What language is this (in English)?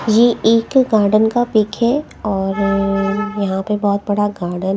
Hindi